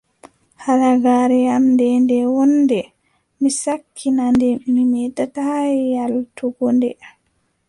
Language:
Adamawa Fulfulde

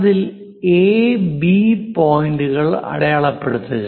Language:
Malayalam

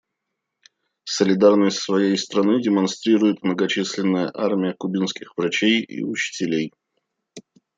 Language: Russian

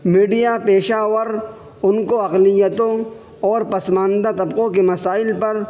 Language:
Urdu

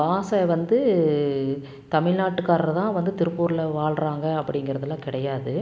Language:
Tamil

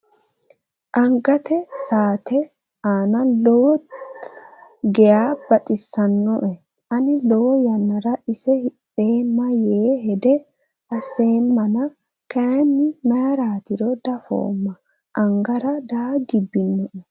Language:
Sidamo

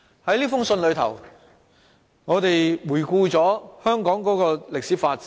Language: Cantonese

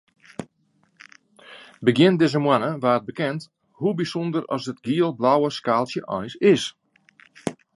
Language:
Western Frisian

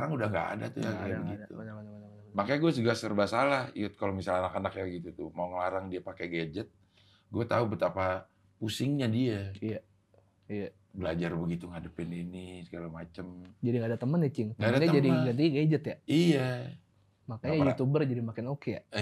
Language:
Indonesian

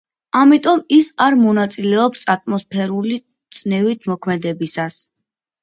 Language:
Georgian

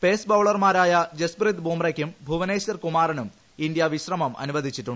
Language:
Malayalam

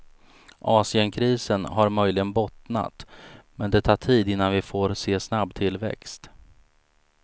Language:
Swedish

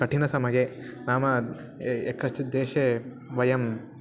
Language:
Sanskrit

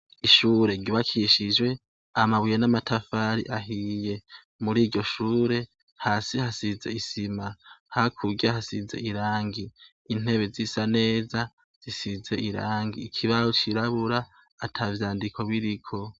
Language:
Rundi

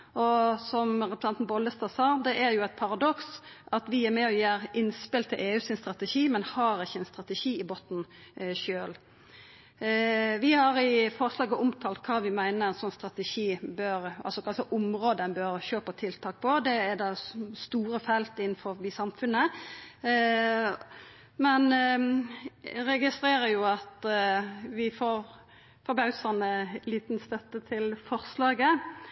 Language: Norwegian Nynorsk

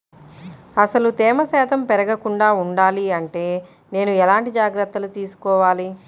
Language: Telugu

